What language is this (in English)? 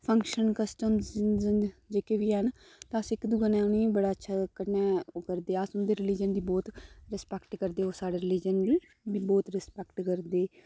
Dogri